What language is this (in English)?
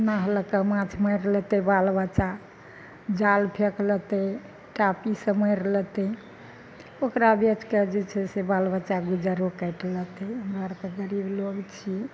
Maithili